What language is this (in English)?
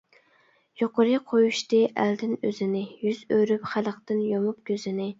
Uyghur